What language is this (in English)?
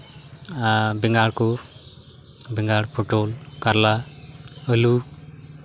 Santali